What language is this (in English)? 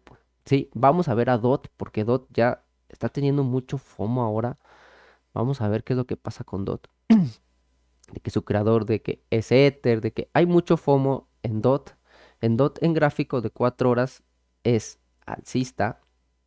Spanish